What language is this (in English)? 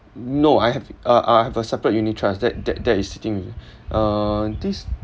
English